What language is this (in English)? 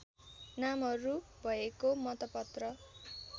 Nepali